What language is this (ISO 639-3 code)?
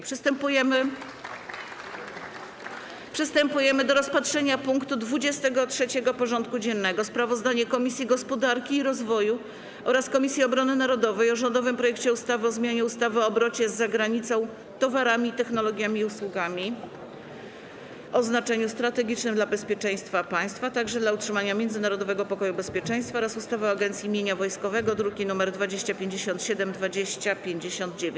pol